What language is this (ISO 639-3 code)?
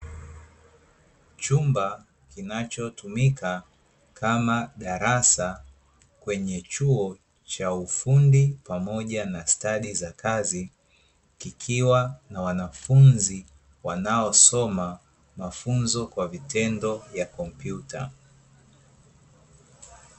swa